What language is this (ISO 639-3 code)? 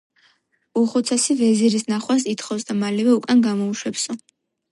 kat